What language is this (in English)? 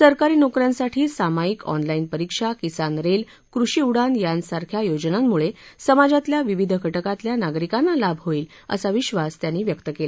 Marathi